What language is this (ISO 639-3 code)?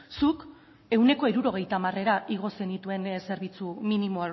eus